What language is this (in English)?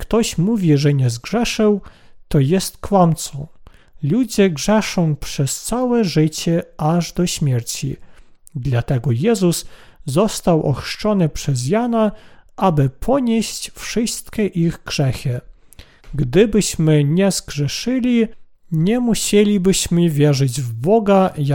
Polish